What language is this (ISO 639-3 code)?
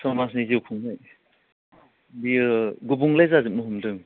brx